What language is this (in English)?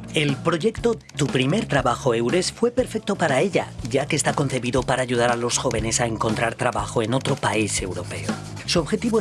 Spanish